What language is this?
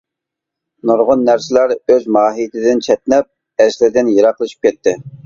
Uyghur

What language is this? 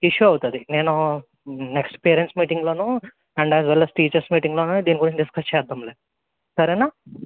Telugu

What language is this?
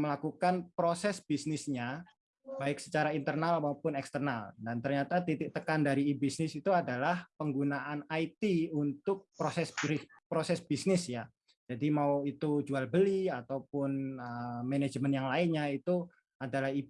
Indonesian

